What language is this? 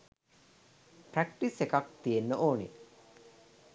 Sinhala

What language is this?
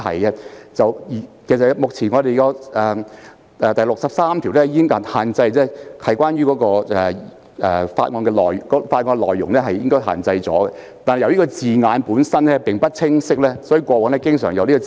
Cantonese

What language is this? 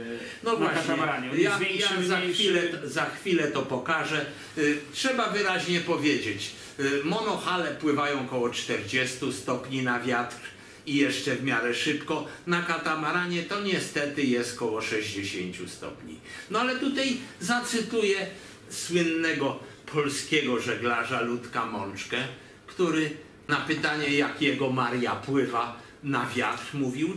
Polish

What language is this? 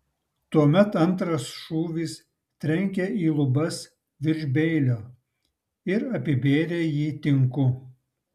Lithuanian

